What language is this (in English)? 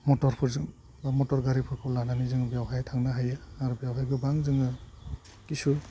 Bodo